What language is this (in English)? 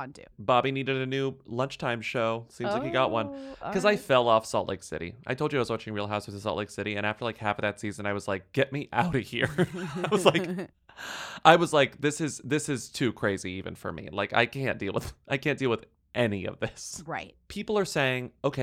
English